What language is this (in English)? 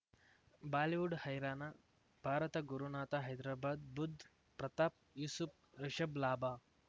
Kannada